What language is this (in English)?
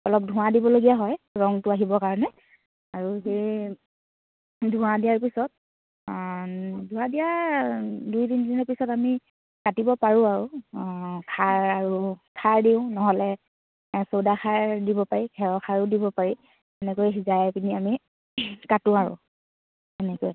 Assamese